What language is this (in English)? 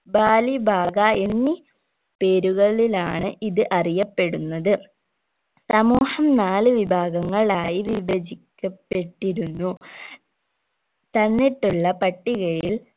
Malayalam